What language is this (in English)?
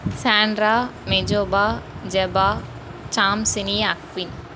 Tamil